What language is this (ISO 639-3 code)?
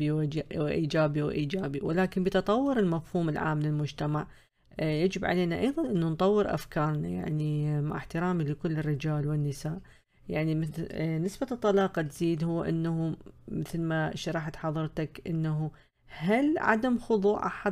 ara